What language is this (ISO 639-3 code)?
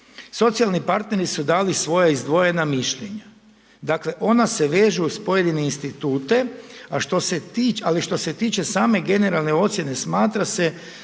hrv